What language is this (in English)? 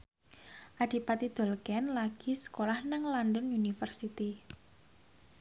Javanese